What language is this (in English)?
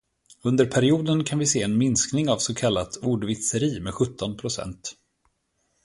Swedish